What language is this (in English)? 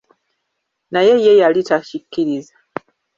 Ganda